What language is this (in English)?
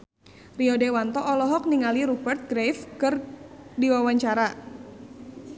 Sundanese